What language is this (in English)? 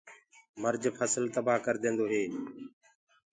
Gurgula